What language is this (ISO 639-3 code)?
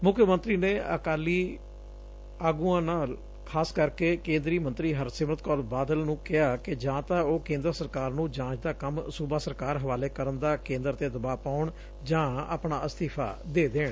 pan